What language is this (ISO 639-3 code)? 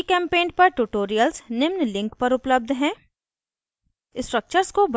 hin